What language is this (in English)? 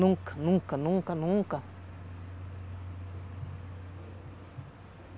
Portuguese